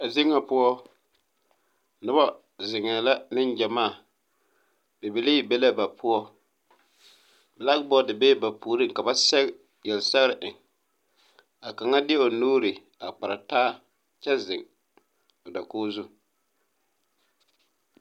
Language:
Southern Dagaare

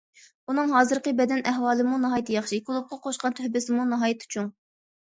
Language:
Uyghur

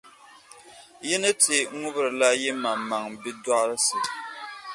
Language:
Dagbani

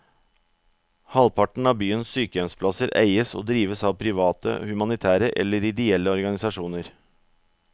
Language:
Norwegian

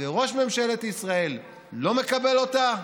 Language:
Hebrew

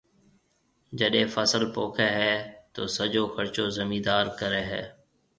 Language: Marwari (Pakistan)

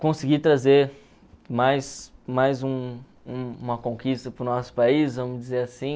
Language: Portuguese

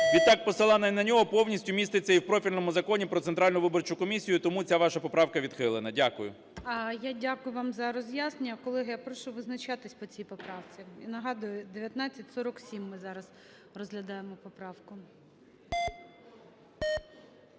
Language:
Ukrainian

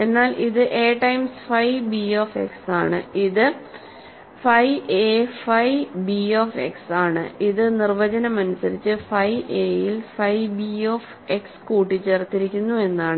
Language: Malayalam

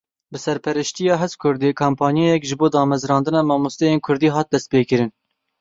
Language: Kurdish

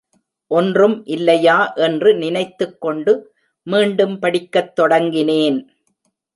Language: Tamil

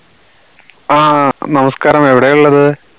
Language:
Malayalam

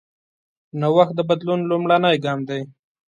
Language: Pashto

